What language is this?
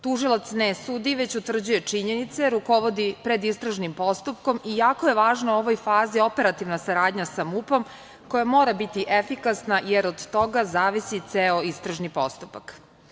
Serbian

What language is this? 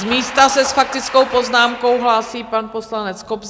Czech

